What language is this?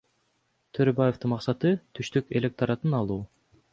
Kyrgyz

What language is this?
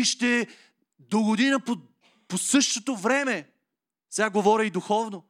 Bulgarian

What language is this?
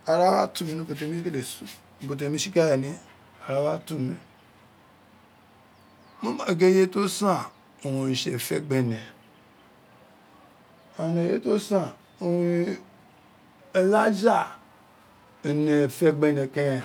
Isekiri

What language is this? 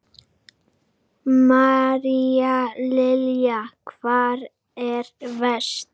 Icelandic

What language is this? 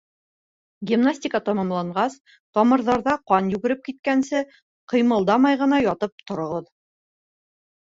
Bashkir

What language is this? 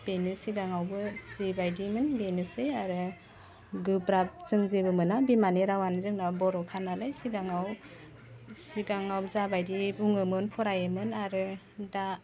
Bodo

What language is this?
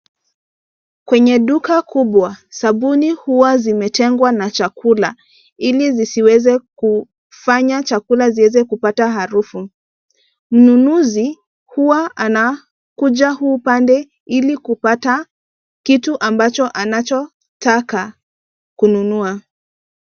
Swahili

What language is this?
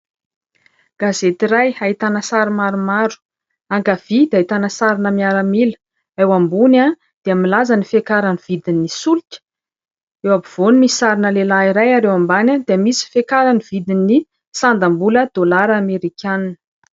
Malagasy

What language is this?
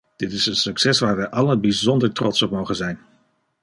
Dutch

